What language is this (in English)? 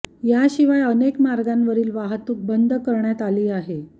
Marathi